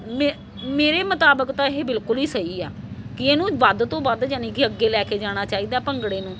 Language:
Punjabi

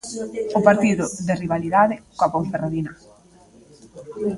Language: Galician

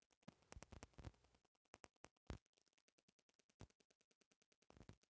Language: Bhojpuri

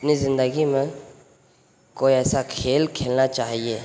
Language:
Urdu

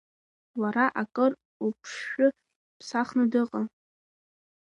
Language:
Abkhazian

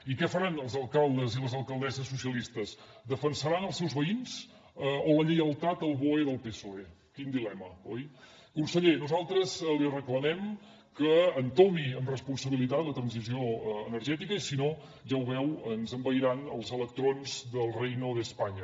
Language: Catalan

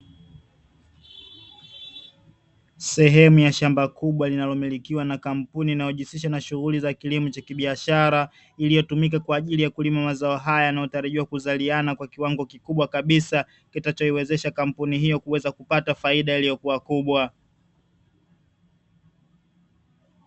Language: Swahili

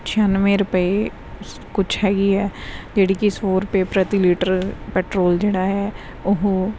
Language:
Punjabi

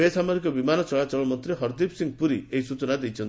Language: Odia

